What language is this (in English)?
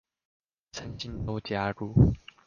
Chinese